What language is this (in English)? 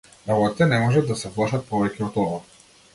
Macedonian